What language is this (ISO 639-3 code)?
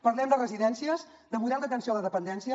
cat